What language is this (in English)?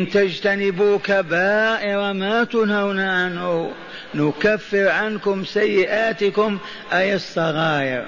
Arabic